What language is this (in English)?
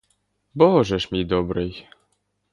Ukrainian